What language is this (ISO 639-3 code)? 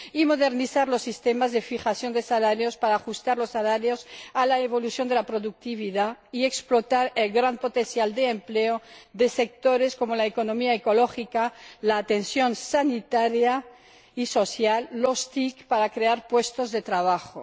spa